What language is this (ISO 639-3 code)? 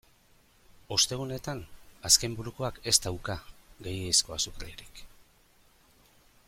eus